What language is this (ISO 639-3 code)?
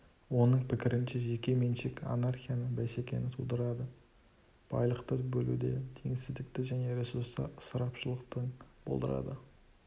kaz